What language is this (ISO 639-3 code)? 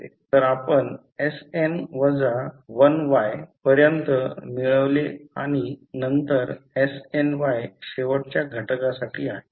mar